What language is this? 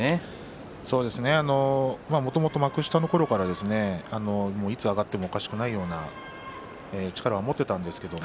Japanese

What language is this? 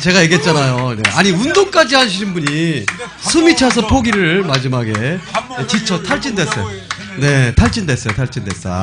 Korean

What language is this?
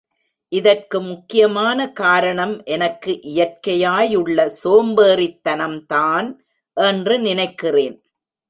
Tamil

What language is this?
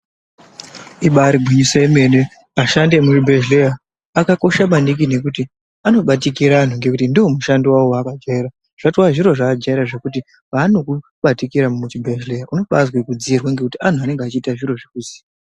Ndau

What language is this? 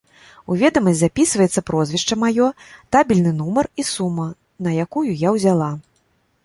Belarusian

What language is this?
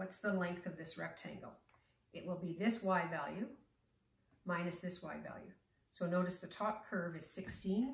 English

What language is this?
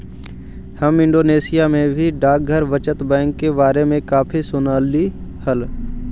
Magahi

